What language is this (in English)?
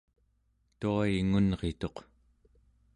Central Yupik